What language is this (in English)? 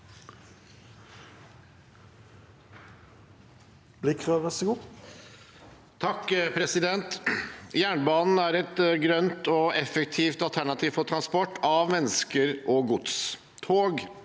Norwegian